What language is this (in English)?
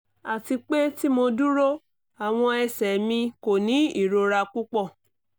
Yoruba